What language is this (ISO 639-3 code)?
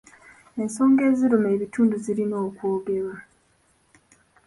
lug